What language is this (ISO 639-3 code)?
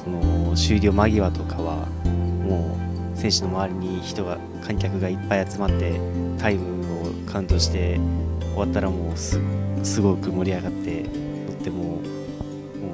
jpn